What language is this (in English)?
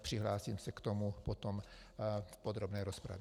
Czech